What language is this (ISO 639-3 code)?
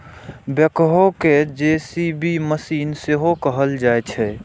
mai